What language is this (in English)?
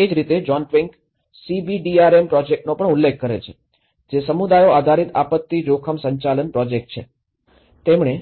Gujarati